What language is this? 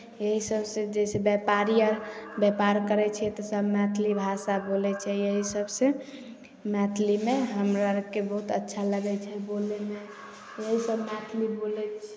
Maithili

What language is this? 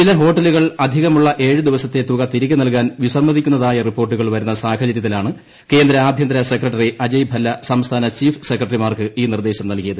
Malayalam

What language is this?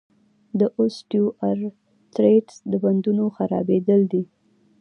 Pashto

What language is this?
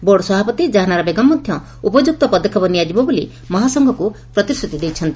Odia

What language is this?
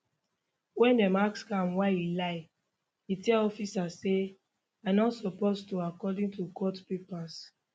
Nigerian Pidgin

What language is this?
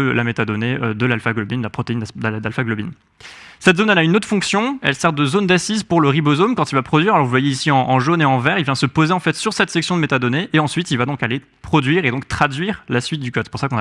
French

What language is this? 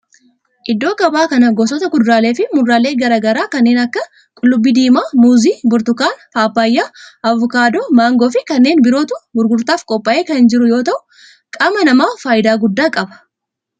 Oromo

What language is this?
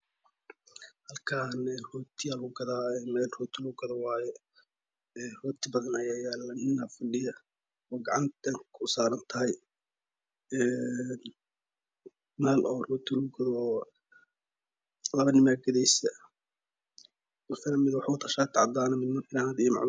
Somali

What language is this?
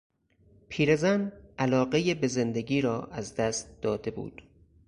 Persian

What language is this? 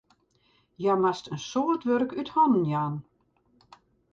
Western Frisian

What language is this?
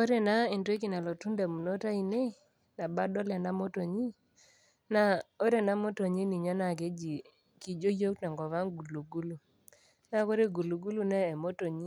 Masai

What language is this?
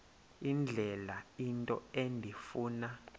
Xhosa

